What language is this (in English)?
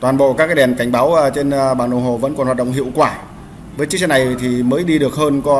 Vietnamese